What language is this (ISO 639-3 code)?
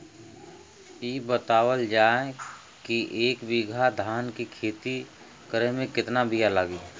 bho